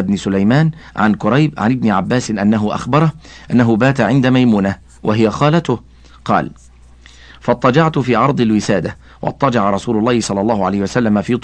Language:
Arabic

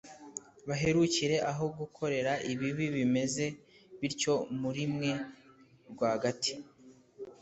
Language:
Kinyarwanda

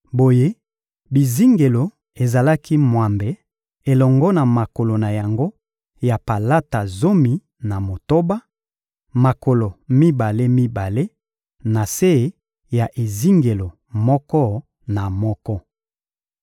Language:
Lingala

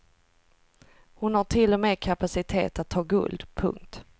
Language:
Swedish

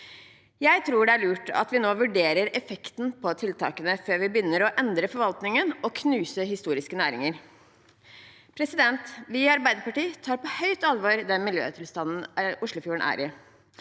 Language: Norwegian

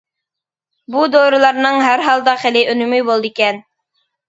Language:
Uyghur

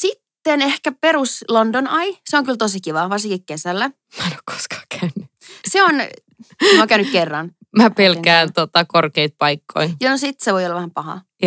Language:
Finnish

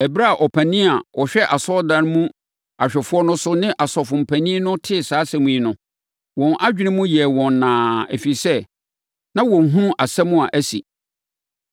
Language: Akan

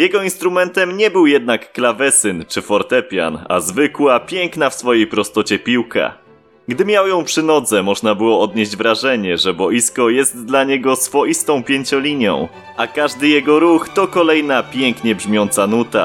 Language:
Polish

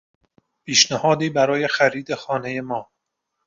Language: Persian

